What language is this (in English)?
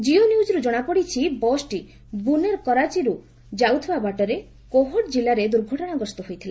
Odia